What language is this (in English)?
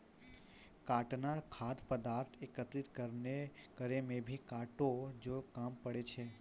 Maithili